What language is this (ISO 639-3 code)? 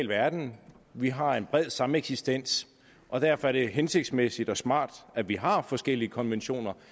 dan